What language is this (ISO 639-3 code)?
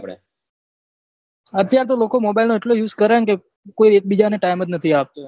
guj